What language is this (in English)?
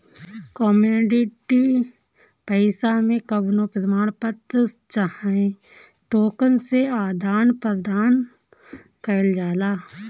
Bhojpuri